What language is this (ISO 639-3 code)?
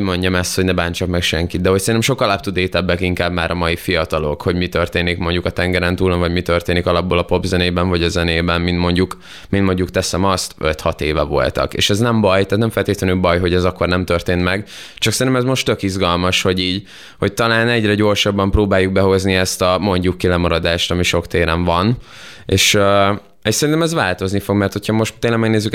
hun